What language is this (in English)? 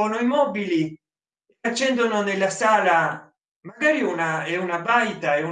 Italian